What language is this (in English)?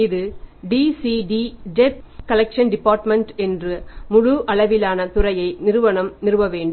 Tamil